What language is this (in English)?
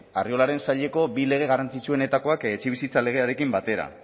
Basque